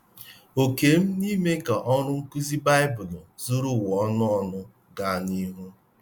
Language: Igbo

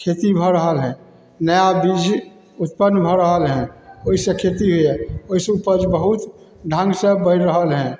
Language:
Maithili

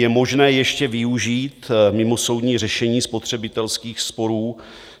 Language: Czech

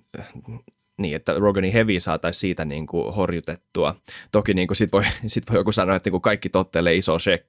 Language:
Finnish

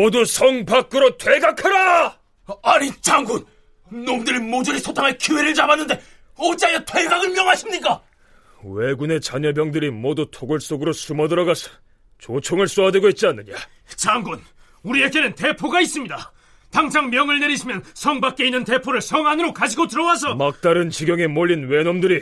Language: Korean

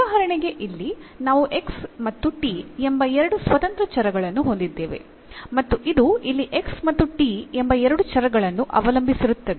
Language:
Kannada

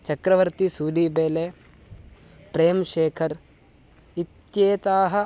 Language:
Sanskrit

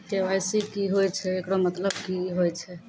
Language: Maithili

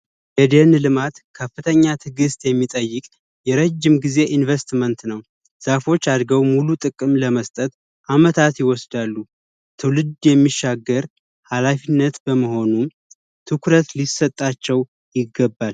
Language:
Amharic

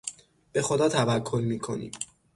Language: Persian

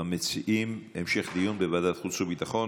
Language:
Hebrew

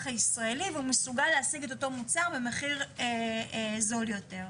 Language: Hebrew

